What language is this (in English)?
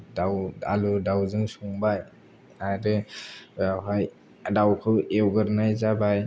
Bodo